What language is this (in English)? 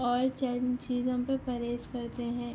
Urdu